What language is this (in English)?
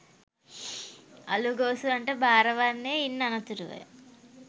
Sinhala